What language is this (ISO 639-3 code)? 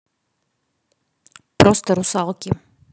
rus